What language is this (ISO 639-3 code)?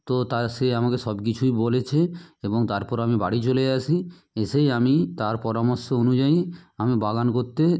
ben